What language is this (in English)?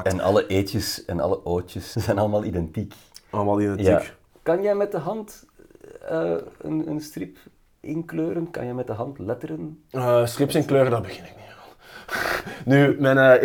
Dutch